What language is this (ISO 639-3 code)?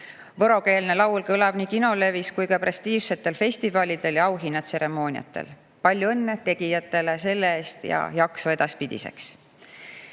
est